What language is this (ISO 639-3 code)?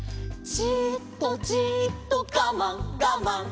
jpn